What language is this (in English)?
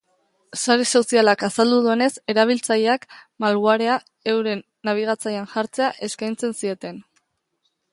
Basque